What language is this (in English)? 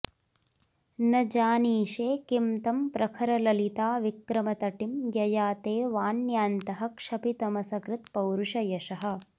Sanskrit